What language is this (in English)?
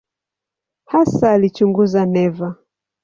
Swahili